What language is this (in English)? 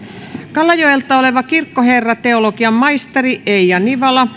Finnish